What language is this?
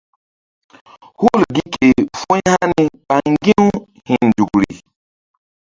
Mbum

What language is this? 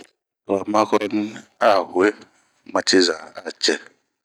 Bomu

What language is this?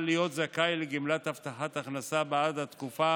Hebrew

